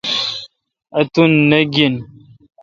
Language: Kalkoti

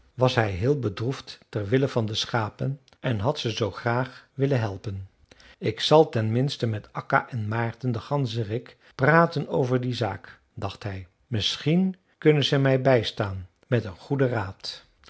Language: Dutch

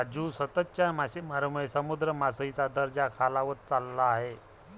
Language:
Marathi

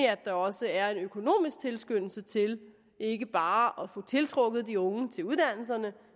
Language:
Danish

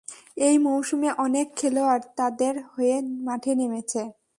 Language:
Bangla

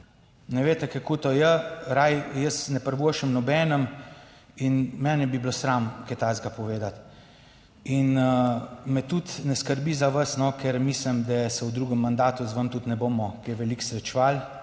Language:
Slovenian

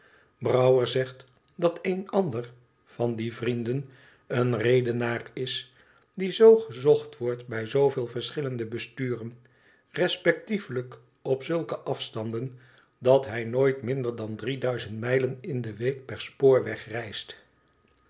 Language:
Dutch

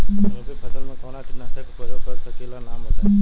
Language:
Bhojpuri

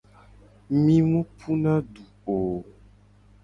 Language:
Gen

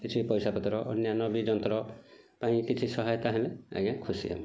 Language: Odia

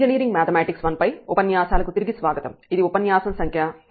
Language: Telugu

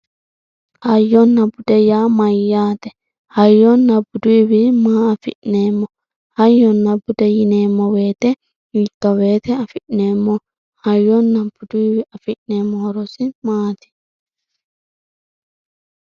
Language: Sidamo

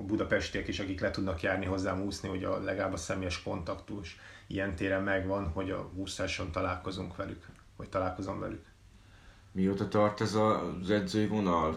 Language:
Hungarian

